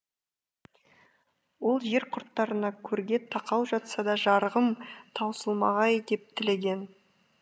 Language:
Kazakh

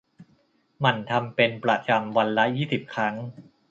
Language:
Thai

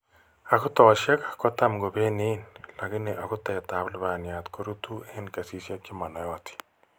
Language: Kalenjin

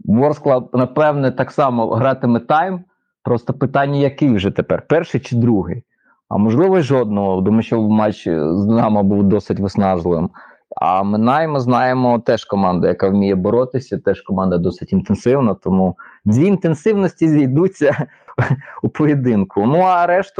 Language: Ukrainian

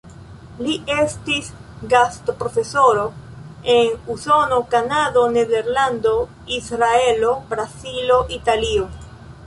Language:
Esperanto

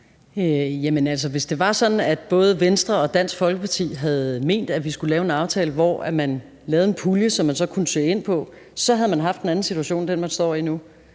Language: Danish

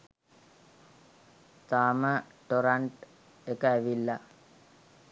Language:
Sinhala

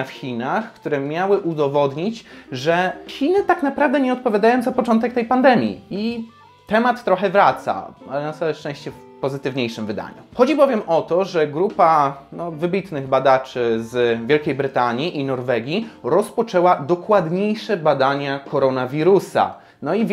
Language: Polish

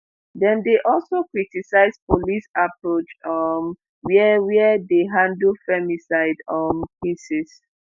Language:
Nigerian Pidgin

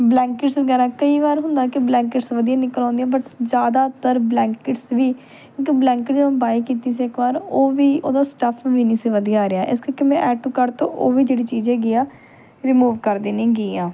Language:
Punjabi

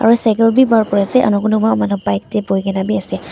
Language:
Naga Pidgin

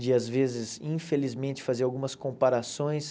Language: Portuguese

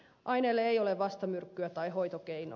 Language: Finnish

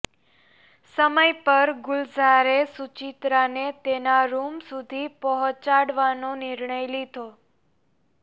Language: Gujarati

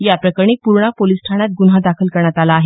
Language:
Marathi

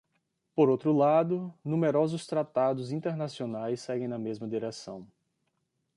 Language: Portuguese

